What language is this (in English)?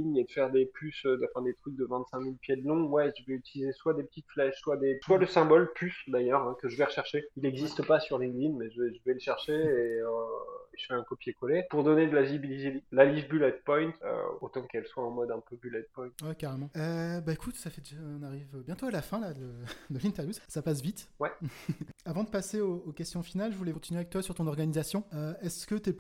French